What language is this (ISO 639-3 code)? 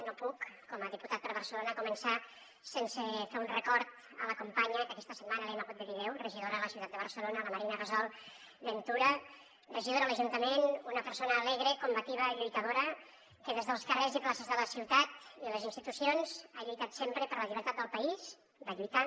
cat